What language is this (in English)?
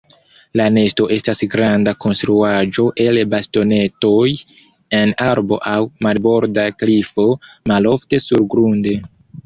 Esperanto